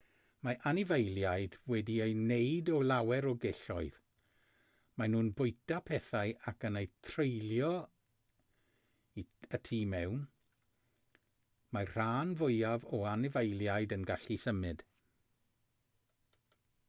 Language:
Welsh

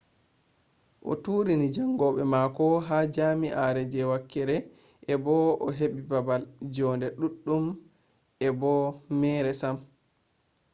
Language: Fula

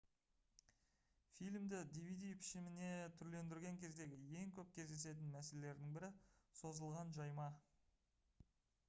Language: Kazakh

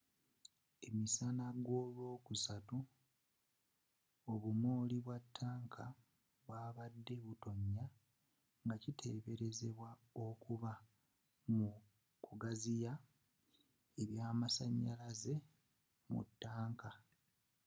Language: Ganda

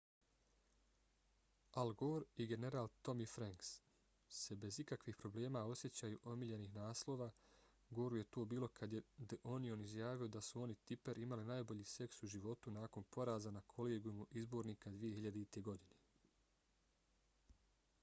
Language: Bosnian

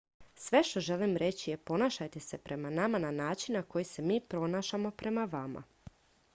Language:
Croatian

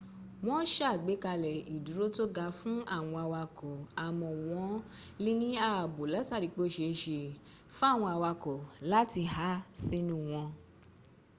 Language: Yoruba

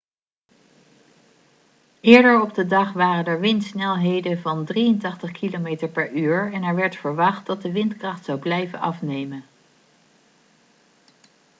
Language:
Dutch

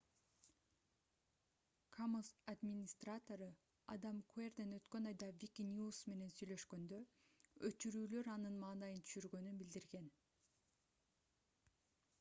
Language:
Kyrgyz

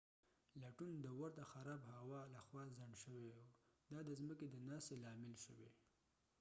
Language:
Pashto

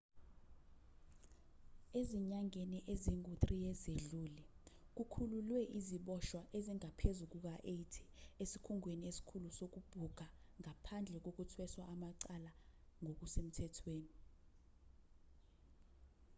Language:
Zulu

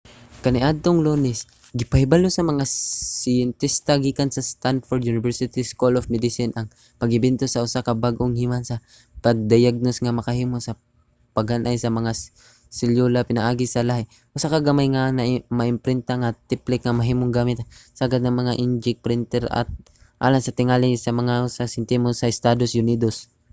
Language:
Cebuano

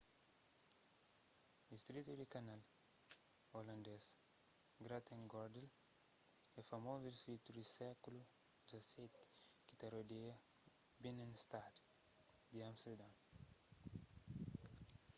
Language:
Kabuverdianu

